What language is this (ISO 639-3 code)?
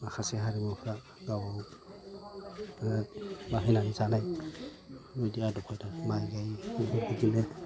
brx